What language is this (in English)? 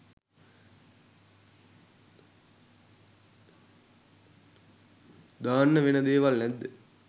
Sinhala